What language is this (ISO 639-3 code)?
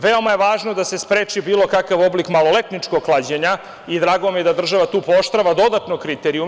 srp